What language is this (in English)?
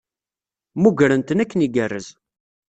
Kabyle